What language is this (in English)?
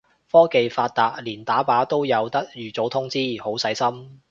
Cantonese